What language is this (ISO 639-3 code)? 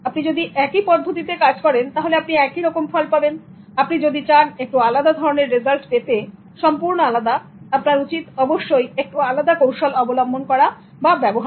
ben